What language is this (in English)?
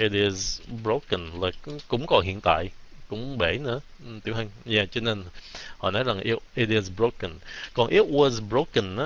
Vietnamese